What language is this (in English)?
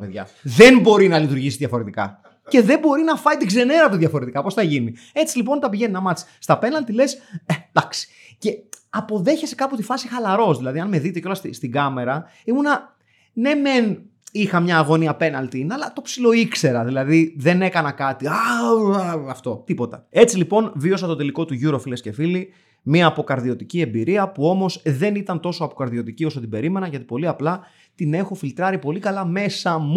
Greek